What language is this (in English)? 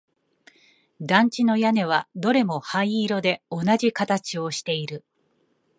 Japanese